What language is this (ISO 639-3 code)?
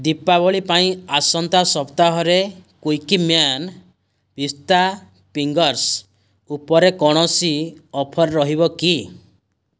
ori